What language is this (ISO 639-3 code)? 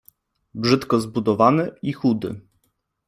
pol